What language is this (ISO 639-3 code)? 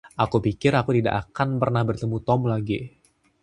ind